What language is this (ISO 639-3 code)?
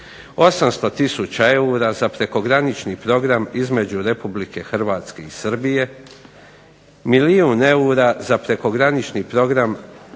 hrv